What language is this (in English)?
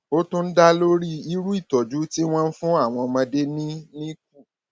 Yoruba